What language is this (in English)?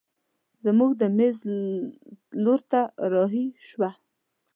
Pashto